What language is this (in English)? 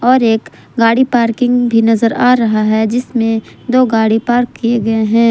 Hindi